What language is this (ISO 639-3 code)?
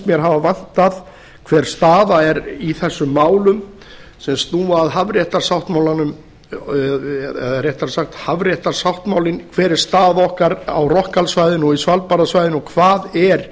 isl